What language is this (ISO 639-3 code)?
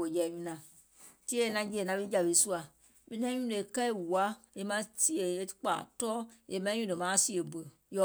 gol